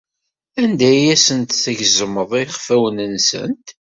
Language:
Kabyle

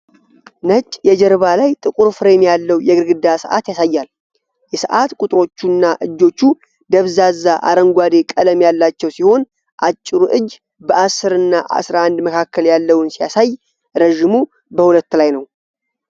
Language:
Amharic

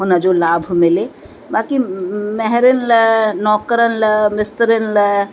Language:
Sindhi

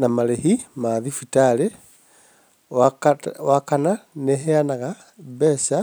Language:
Kikuyu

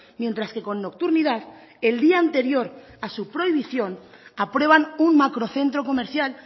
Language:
Spanish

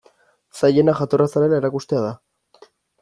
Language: Basque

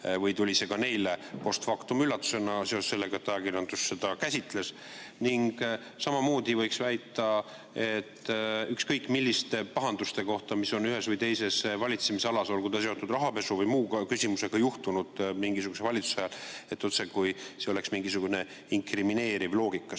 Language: Estonian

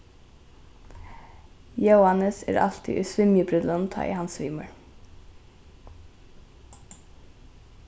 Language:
Faroese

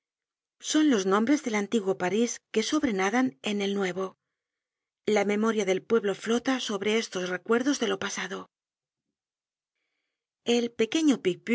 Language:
Spanish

